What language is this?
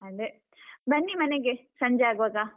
Kannada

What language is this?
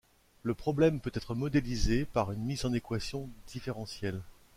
French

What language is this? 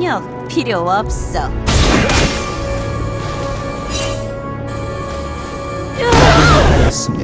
Korean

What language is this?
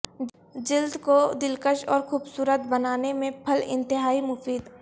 Urdu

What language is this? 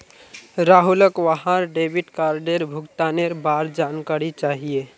Magahi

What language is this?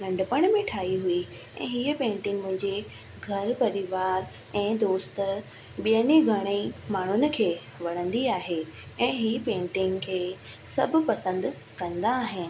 Sindhi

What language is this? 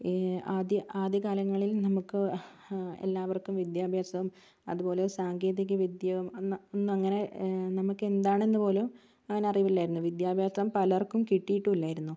Malayalam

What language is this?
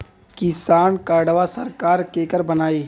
Bhojpuri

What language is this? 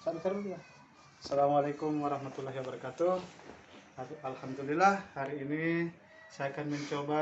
Indonesian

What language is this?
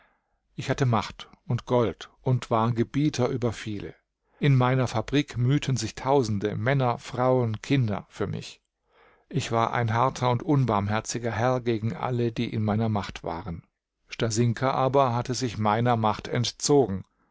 German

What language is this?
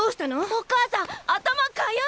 Japanese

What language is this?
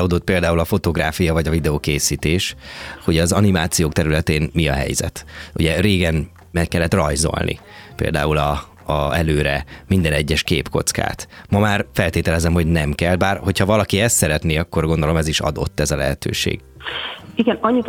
Hungarian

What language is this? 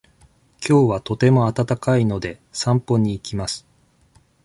Japanese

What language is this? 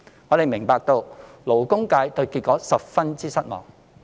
Cantonese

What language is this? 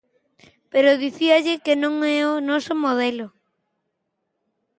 Galician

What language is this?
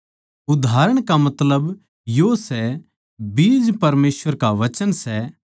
Haryanvi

